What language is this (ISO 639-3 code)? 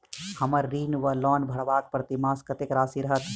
mai